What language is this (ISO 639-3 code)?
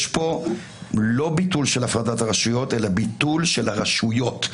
heb